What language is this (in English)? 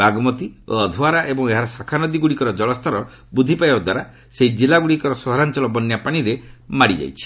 Odia